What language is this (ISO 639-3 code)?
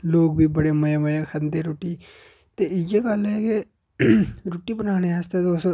doi